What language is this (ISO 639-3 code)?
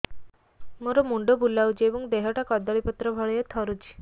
ori